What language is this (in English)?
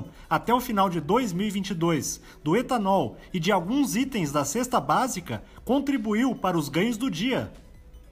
Portuguese